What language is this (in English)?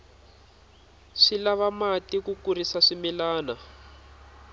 Tsonga